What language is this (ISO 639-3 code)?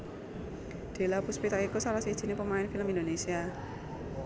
jav